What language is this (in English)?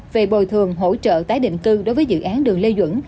Vietnamese